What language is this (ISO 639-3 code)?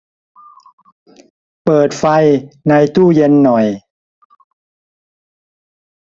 tha